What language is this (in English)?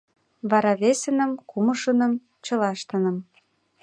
Mari